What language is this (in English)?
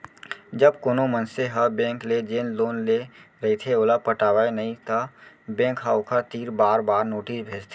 Chhattisgarhi